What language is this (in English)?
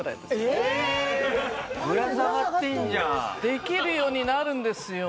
Japanese